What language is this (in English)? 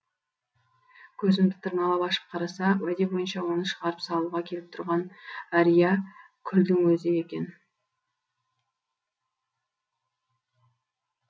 Kazakh